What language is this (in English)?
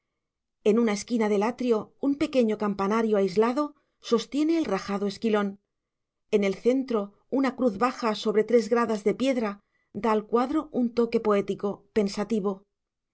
Spanish